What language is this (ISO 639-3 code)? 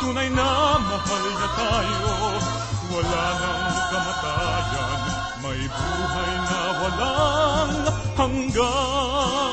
fil